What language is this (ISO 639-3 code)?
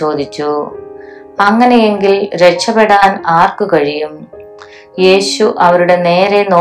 mal